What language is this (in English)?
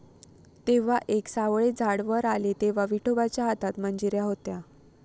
Marathi